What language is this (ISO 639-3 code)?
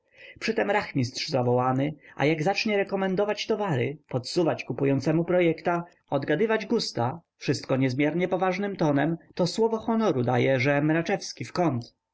pol